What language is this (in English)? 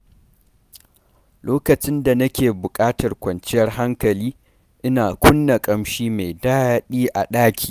Hausa